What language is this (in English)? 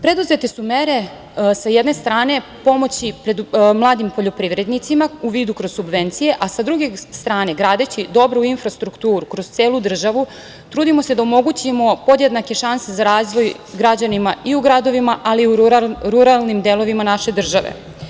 Serbian